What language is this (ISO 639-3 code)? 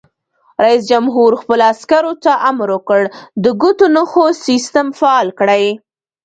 pus